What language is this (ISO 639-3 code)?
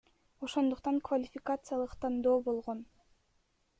kir